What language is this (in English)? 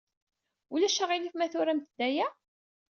Kabyle